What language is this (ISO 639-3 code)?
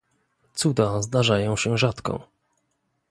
pol